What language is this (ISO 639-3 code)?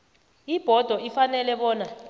nbl